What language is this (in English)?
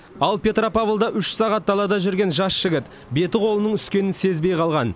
Kazakh